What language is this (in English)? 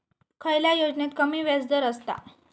Marathi